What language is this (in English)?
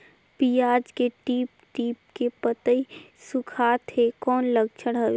Chhattisgarhi